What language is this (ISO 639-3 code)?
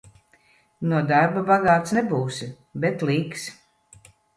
lav